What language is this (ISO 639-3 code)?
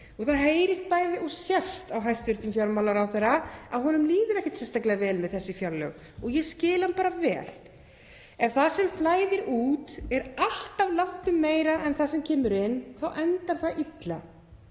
isl